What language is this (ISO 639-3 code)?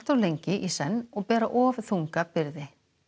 isl